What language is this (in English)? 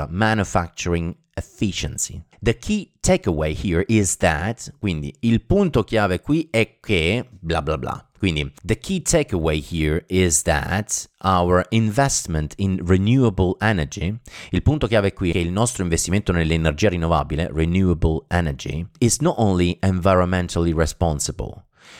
Italian